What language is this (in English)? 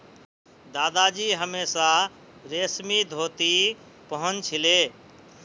Magahi